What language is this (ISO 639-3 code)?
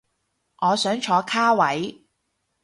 yue